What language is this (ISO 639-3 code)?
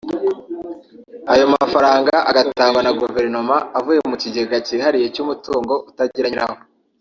kin